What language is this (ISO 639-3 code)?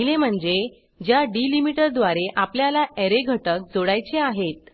mar